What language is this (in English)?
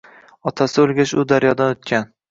Uzbek